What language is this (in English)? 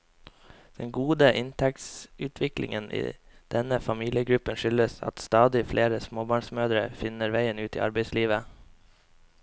Norwegian